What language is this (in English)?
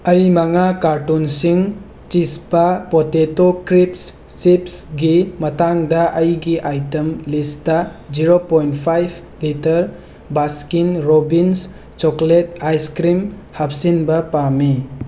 Manipuri